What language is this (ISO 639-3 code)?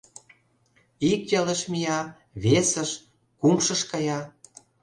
chm